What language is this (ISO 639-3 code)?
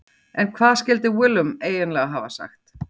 isl